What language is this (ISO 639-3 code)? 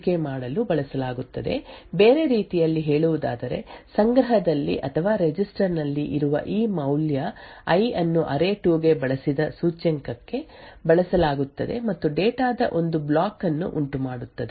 kan